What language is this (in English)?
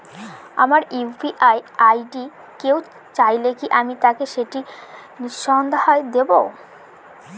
Bangla